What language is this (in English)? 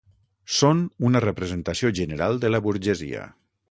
Catalan